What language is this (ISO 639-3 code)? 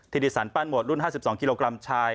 tha